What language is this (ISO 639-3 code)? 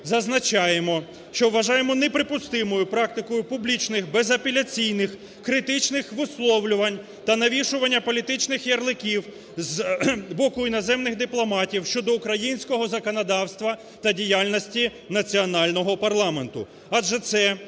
ukr